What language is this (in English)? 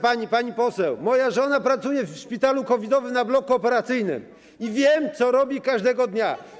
Polish